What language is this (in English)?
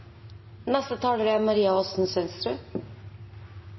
Norwegian Bokmål